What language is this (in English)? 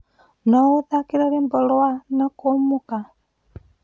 Kikuyu